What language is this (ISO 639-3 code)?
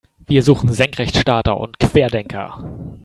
deu